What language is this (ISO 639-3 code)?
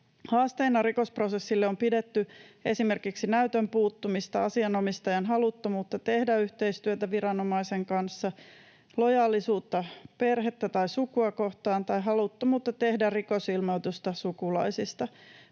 fin